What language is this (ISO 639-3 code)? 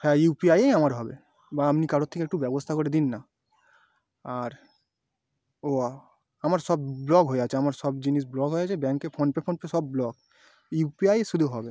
ben